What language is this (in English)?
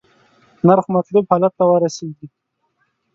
Pashto